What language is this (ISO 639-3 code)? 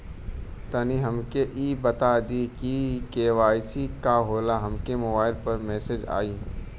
bho